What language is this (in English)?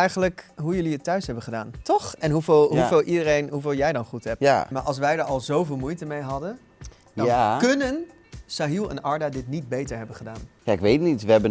Dutch